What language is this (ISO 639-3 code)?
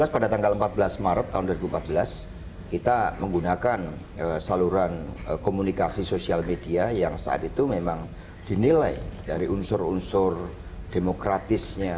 ind